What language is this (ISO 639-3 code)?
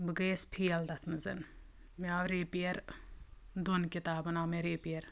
kas